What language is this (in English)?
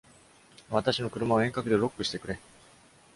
Japanese